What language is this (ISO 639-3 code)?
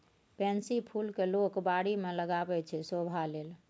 mai